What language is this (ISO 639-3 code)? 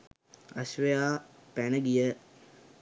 sin